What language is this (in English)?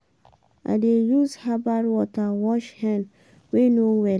Nigerian Pidgin